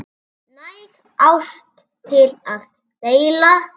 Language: Icelandic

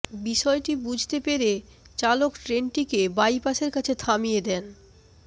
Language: Bangla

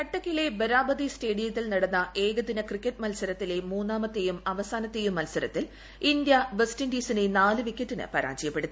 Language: Malayalam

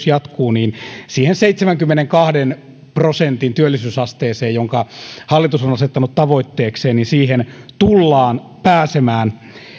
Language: Finnish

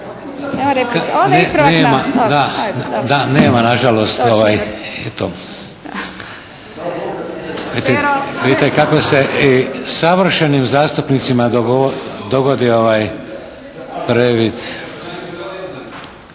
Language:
Croatian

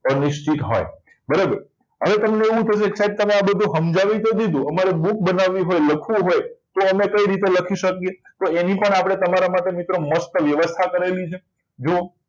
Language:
Gujarati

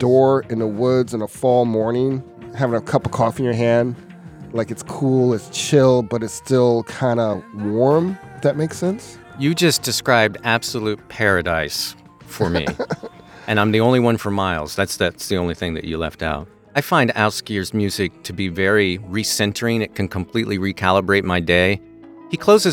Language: English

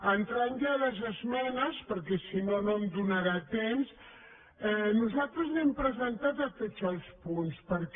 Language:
Catalan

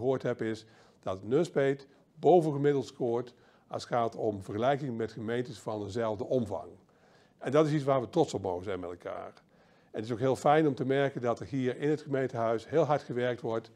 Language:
Dutch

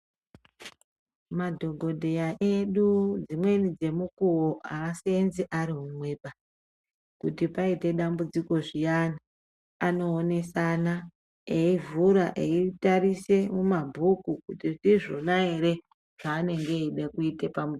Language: Ndau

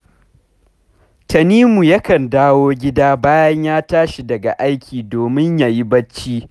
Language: Hausa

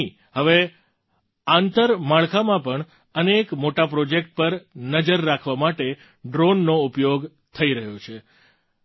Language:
Gujarati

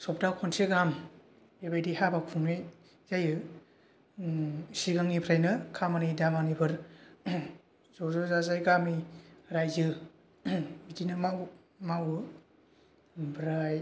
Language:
Bodo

